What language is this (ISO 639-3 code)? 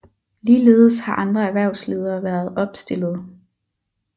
dan